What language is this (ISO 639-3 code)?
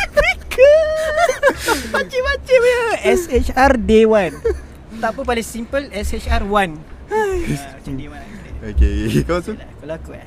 msa